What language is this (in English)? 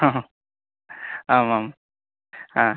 Sanskrit